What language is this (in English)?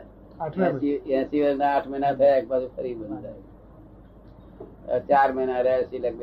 Gujarati